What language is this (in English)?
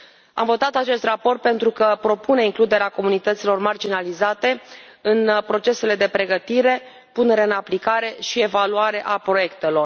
Romanian